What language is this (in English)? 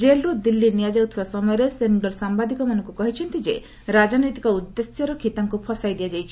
Odia